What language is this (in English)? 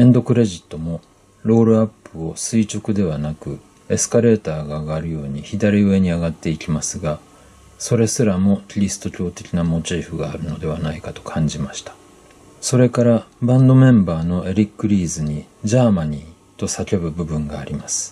Japanese